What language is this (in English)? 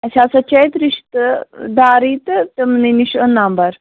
Kashmiri